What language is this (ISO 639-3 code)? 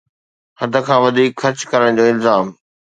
snd